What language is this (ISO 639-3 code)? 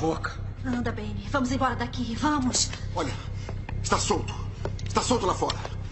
por